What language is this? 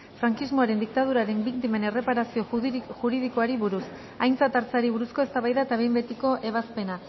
Basque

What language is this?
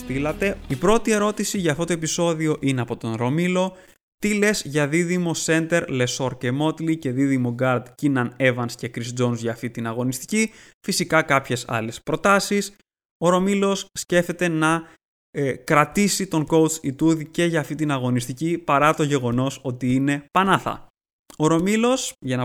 Greek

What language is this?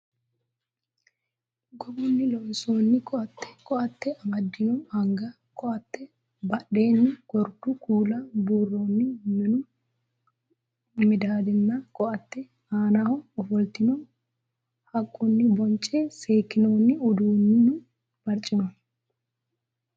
Sidamo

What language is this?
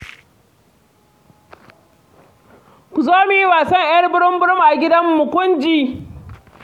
Hausa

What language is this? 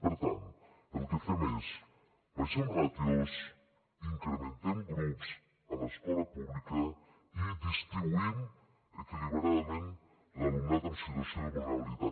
Catalan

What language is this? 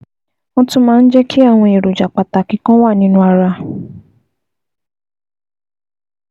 Yoruba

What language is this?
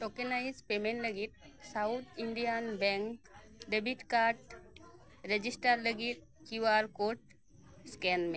Santali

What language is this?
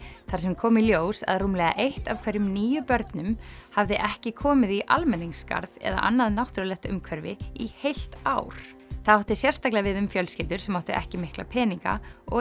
Icelandic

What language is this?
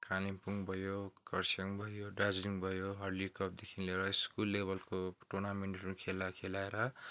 Nepali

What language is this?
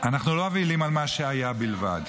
Hebrew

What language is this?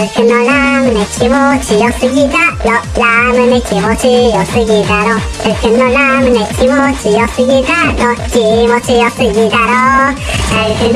Japanese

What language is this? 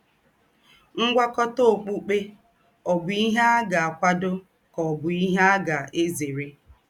Igbo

